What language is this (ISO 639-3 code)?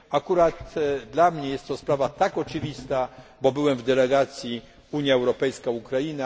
pol